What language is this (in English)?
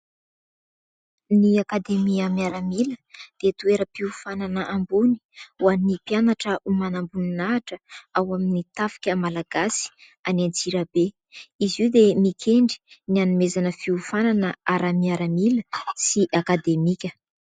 Malagasy